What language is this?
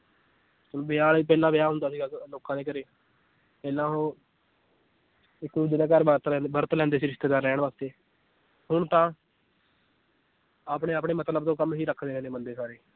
Punjabi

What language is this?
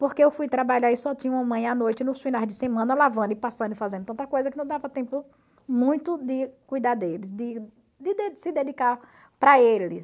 Portuguese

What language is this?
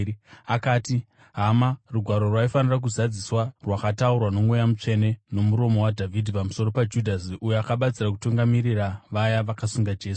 Shona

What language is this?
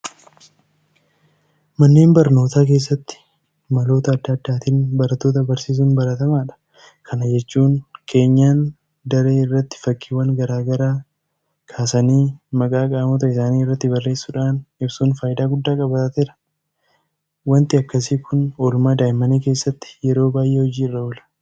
Oromo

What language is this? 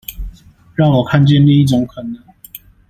Chinese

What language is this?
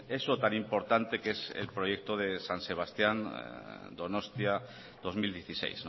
Spanish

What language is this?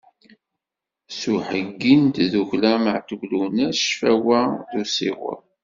Kabyle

